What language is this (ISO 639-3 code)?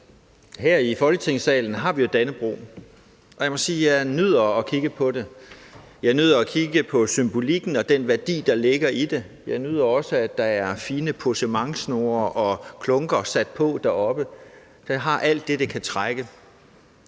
dan